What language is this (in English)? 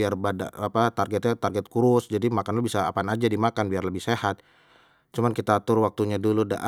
Betawi